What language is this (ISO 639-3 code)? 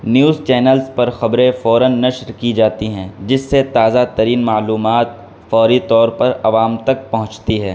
urd